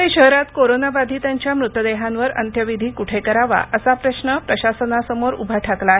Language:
Marathi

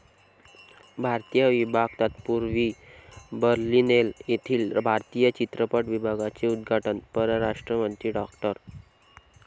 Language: Marathi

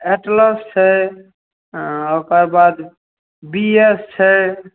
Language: Maithili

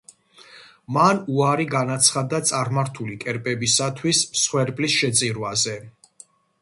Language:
Georgian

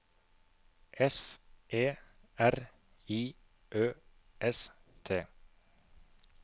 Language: Norwegian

